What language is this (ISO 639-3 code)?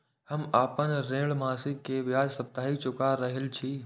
mai